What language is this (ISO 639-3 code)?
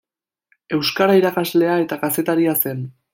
eus